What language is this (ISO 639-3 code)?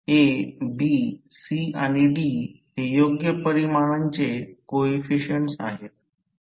mar